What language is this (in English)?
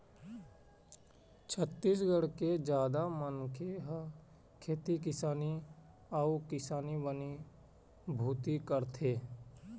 Chhattisgarhi